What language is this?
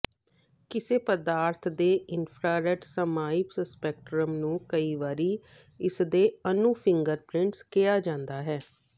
Punjabi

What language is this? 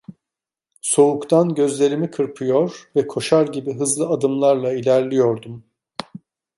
Turkish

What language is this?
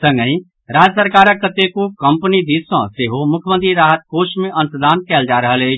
Maithili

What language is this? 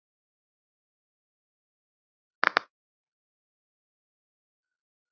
Icelandic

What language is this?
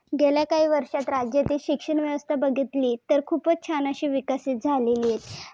Marathi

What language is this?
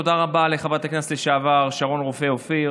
Hebrew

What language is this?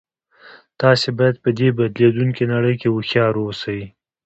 Pashto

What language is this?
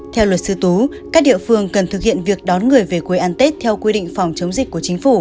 Vietnamese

